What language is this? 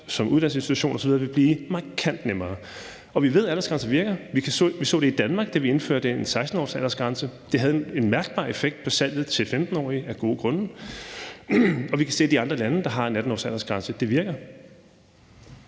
Danish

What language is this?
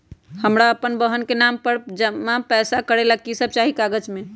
Magahi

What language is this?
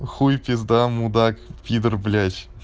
Russian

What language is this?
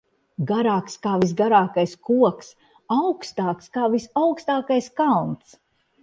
Latvian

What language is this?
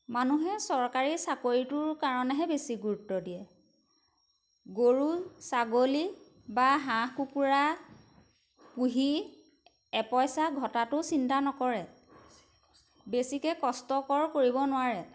Assamese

